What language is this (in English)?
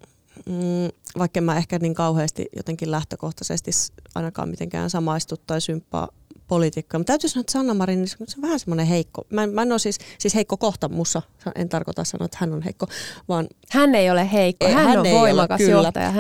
Finnish